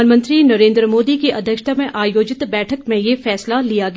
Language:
Hindi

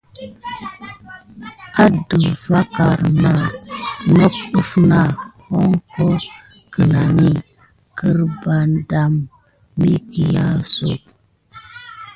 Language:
Gidar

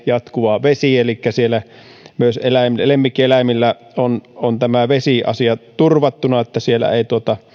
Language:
Finnish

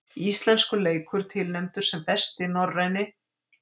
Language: Icelandic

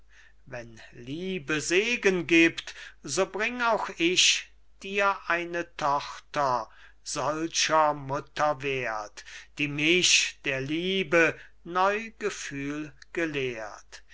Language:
German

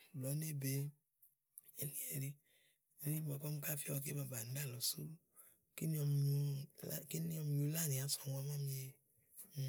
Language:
Igo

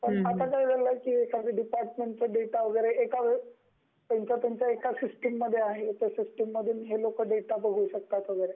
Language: Marathi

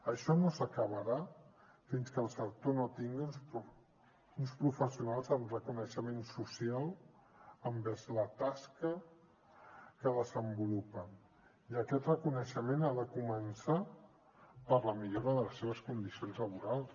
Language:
Catalan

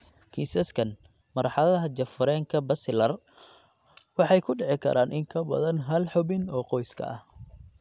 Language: Somali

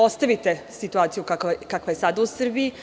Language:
Serbian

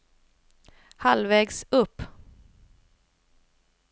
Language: Swedish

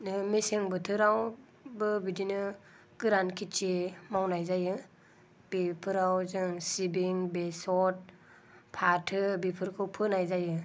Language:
Bodo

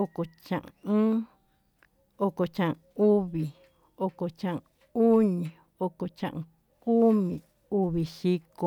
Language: Tututepec Mixtec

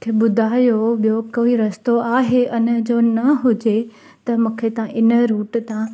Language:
Sindhi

